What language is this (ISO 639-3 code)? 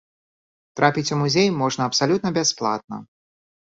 bel